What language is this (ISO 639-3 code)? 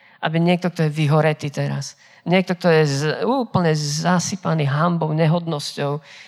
slk